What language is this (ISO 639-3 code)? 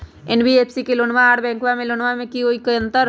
mag